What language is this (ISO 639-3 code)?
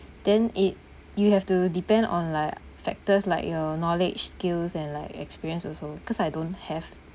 eng